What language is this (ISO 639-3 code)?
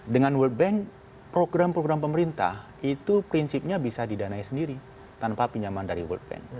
ind